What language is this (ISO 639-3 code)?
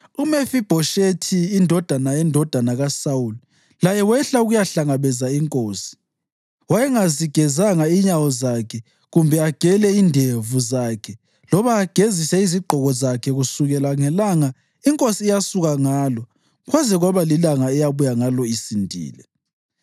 nde